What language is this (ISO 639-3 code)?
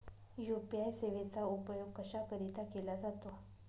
mar